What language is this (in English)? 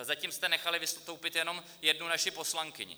Czech